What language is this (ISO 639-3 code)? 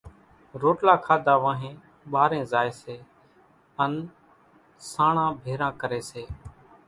gjk